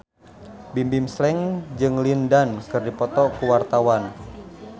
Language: Sundanese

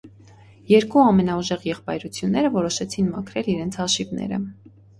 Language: Armenian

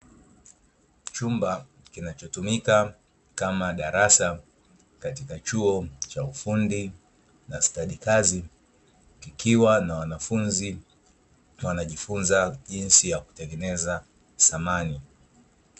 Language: Swahili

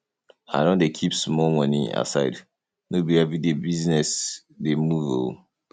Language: Nigerian Pidgin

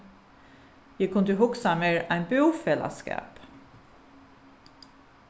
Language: Faroese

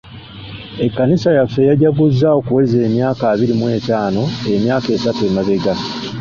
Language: Ganda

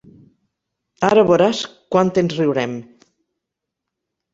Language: Catalan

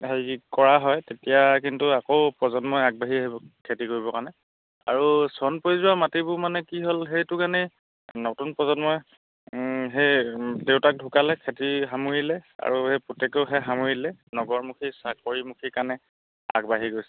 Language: Assamese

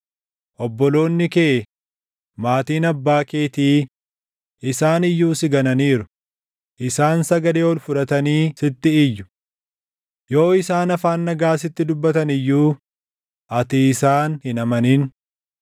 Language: Oromo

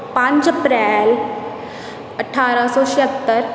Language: Punjabi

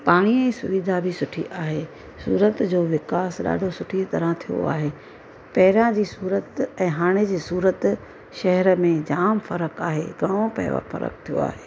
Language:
Sindhi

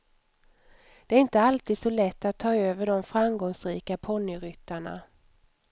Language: Swedish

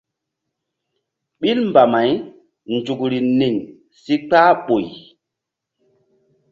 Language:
Mbum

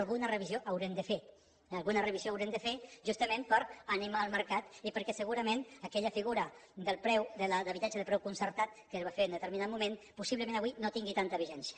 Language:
Catalan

